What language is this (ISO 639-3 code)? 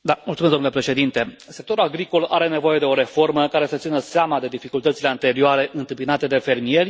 ron